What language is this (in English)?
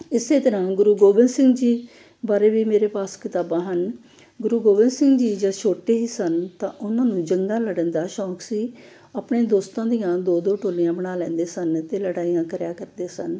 Punjabi